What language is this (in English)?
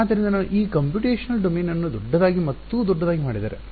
Kannada